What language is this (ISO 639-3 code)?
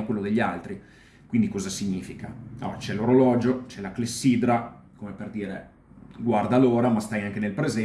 ita